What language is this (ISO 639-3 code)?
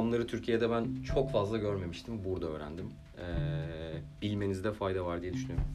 tur